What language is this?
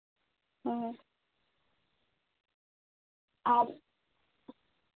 Santali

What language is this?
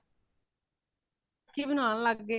Punjabi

